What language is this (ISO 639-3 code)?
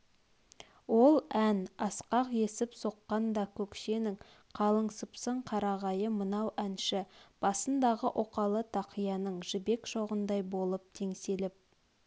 kaz